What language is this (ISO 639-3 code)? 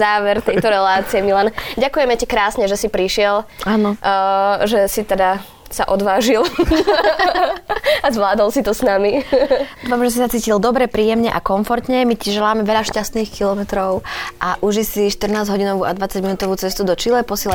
slk